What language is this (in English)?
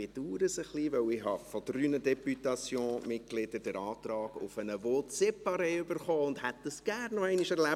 Swiss German